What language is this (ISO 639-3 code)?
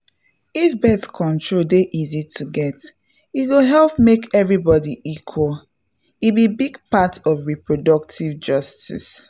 pcm